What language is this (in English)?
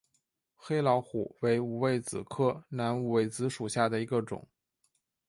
Chinese